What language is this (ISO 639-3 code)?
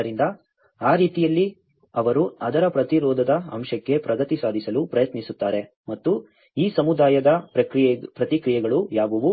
kan